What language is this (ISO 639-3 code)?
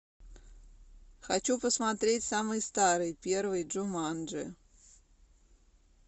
rus